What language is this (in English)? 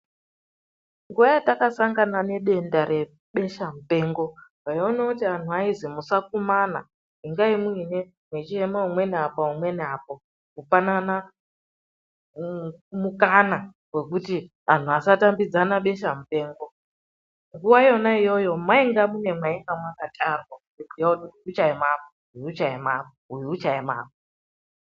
Ndau